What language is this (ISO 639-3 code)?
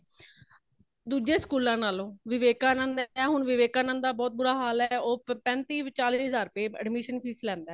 pan